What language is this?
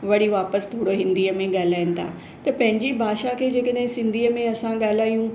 Sindhi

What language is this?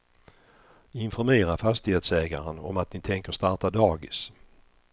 Swedish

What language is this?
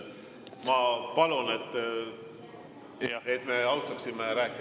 Estonian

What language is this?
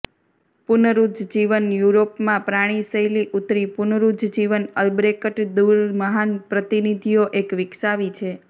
Gujarati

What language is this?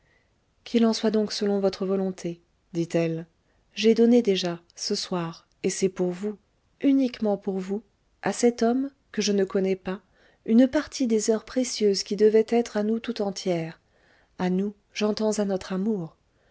French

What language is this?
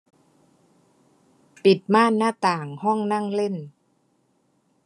Thai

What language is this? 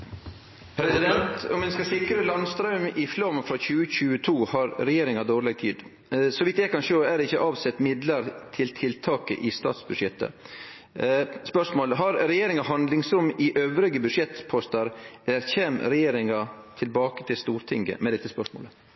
Norwegian Nynorsk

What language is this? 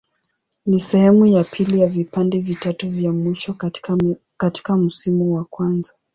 Swahili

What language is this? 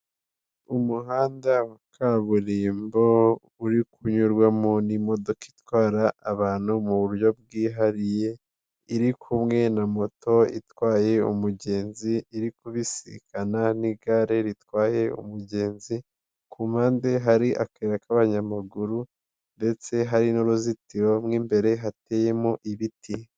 Kinyarwanda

